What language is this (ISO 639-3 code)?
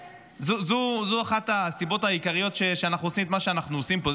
heb